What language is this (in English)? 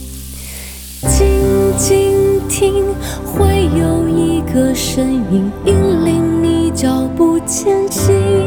Chinese